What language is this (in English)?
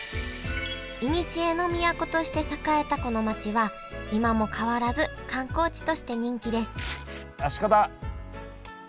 Japanese